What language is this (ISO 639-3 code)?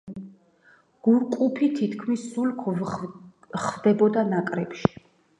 kat